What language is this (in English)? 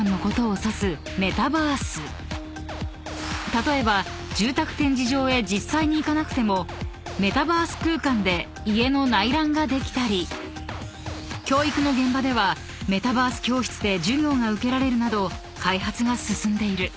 Japanese